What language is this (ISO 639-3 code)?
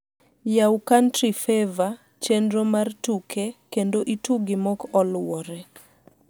luo